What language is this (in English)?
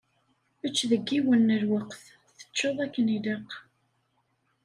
Kabyle